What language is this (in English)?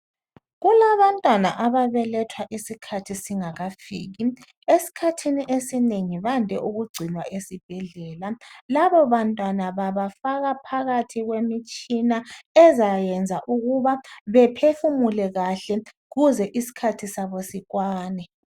North Ndebele